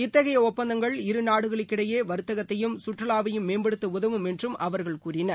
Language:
Tamil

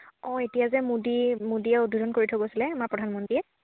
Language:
Assamese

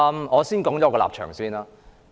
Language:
Cantonese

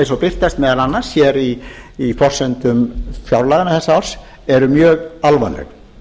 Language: Icelandic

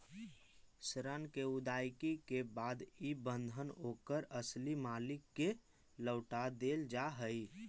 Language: Magahi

